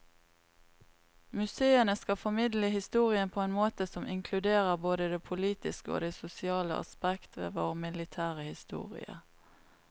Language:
Norwegian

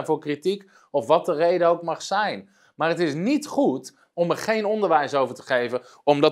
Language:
Dutch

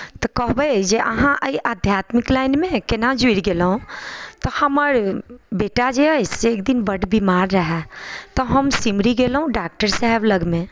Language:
Maithili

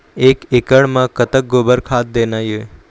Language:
Chhattisgarhi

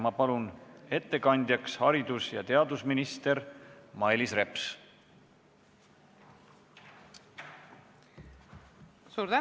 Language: Estonian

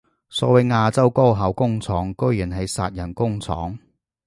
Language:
Cantonese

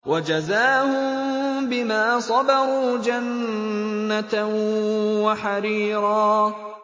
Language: Arabic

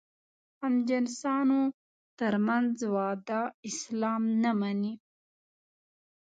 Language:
Pashto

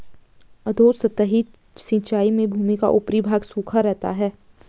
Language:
Hindi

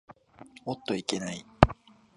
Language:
Japanese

